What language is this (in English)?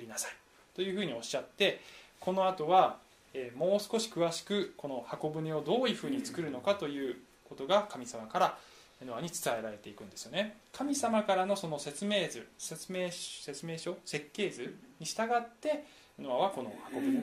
Japanese